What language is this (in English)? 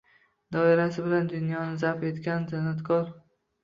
Uzbek